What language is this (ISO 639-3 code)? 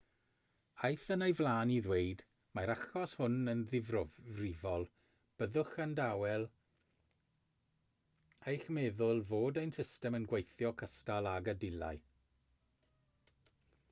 cym